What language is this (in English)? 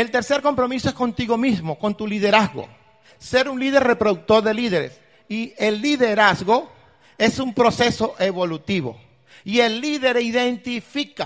Spanish